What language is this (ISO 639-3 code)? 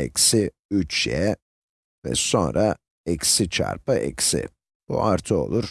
tur